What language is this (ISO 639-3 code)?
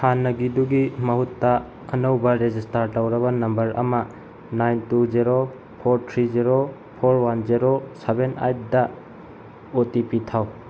mni